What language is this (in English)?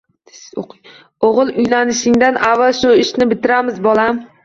Uzbek